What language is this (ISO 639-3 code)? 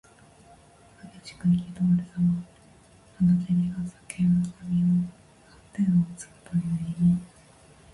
jpn